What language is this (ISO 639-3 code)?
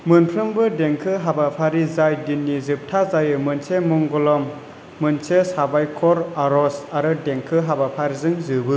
brx